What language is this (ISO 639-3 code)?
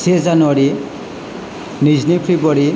brx